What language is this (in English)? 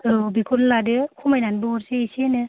Bodo